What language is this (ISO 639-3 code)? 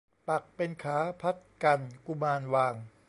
tha